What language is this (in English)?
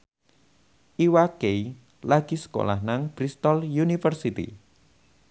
Javanese